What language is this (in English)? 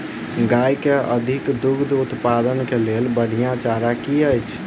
Maithili